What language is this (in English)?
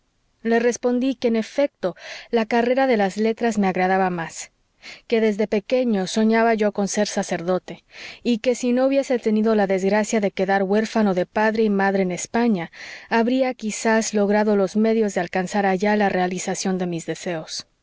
Spanish